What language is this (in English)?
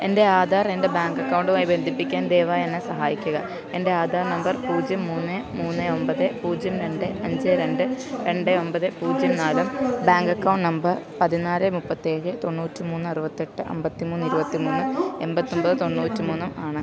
Malayalam